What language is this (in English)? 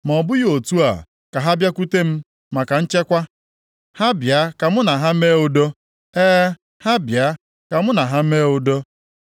Igbo